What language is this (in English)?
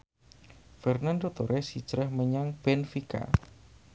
Javanese